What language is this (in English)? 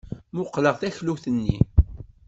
Kabyle